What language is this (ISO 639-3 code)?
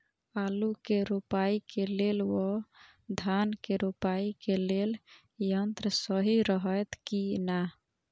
mai